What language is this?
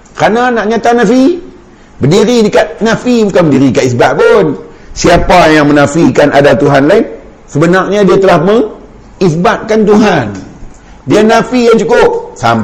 Malay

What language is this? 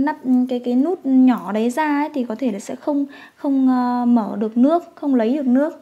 Vietnamese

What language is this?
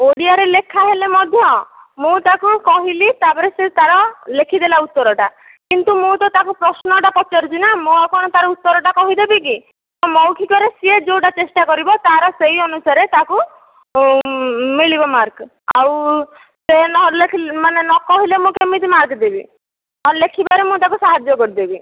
Odia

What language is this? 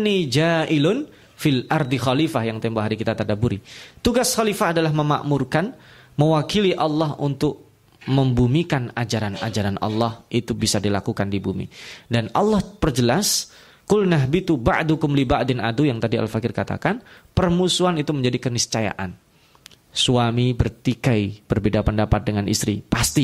Indonesian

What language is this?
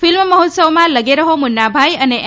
Gujarati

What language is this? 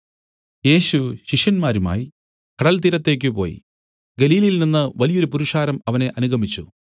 Malayalam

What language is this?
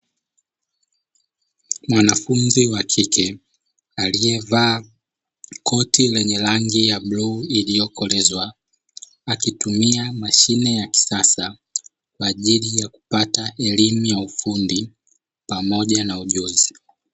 Swahili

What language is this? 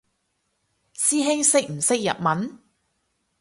Cantonese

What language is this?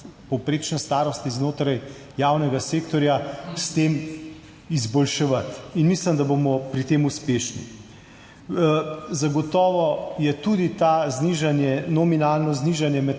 Slovenian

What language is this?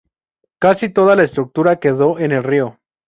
Spanish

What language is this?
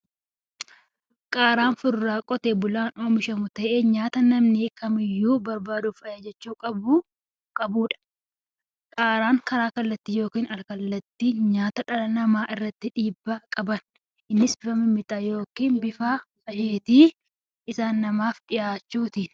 Oromo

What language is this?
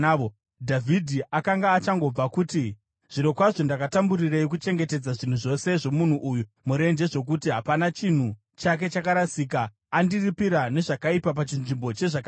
Shona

